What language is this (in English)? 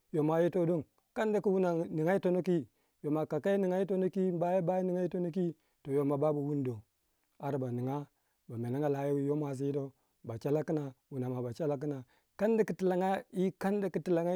Waja